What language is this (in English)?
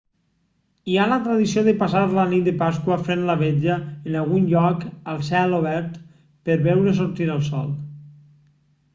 Catalan